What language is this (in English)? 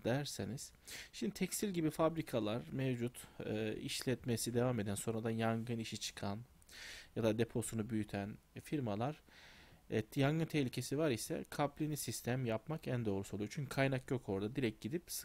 Turkish